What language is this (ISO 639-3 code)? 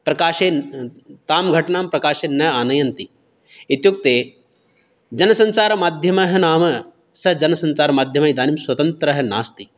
san